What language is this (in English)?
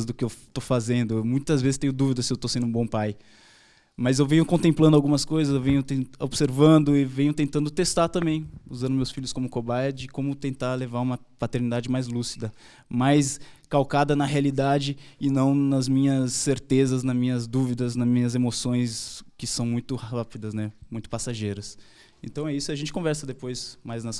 Portuguese